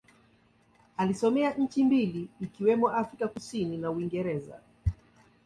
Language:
Swahili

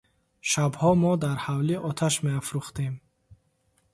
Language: Tajik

